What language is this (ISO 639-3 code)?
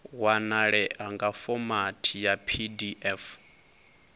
ven